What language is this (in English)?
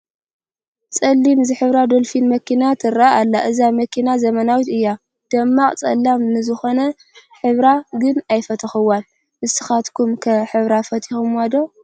Tigrinya